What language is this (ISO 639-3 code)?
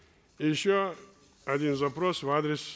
kaz